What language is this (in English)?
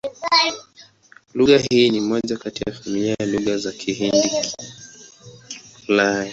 Swahili